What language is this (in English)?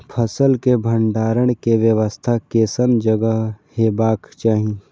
Maithili